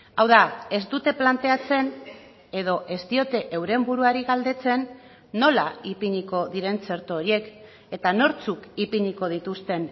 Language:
Basque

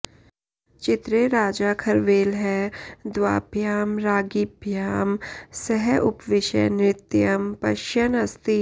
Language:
Sanskrit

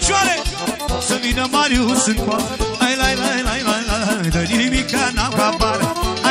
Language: Romanian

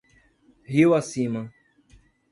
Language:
Portuguese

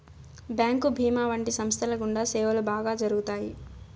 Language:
Telugu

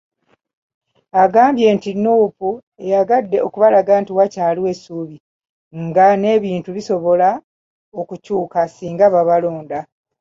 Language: Ganda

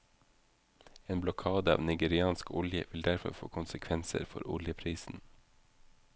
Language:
Norwegian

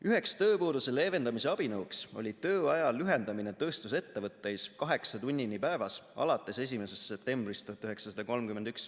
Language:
Estonian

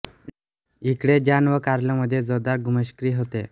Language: Marathi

